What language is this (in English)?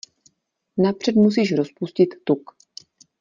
Czech